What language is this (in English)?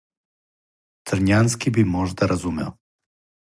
Serbian